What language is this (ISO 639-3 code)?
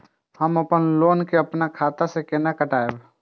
mai